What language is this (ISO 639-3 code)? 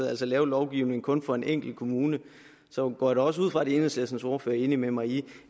dan